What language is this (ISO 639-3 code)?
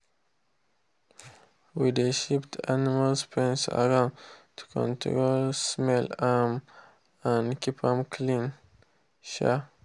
pcm